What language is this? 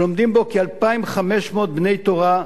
Hebrew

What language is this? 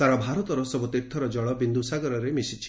Odia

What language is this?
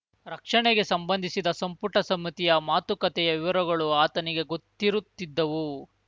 Kannada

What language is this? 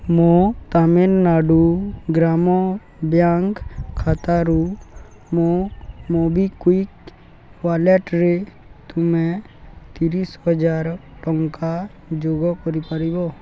Odia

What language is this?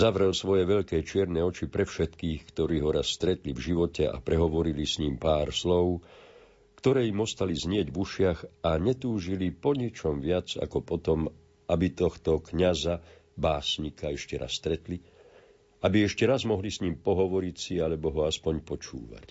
Slovak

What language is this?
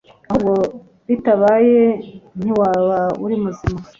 Kinyarwanda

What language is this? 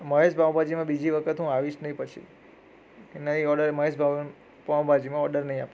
Gujarati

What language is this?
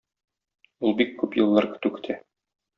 Tatar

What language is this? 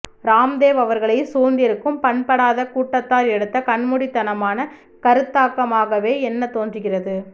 Tamil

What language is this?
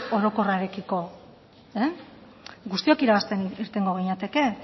Basque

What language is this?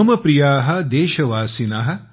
Marathi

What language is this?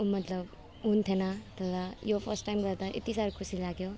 Nepali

